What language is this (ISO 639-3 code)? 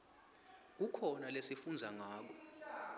ssw